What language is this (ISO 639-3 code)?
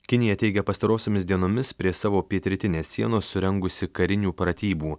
lit